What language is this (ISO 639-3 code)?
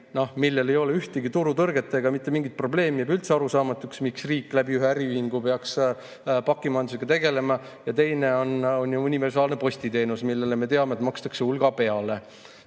est